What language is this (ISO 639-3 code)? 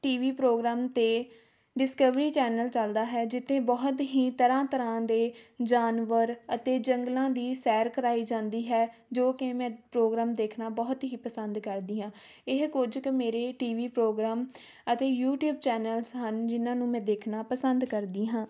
pan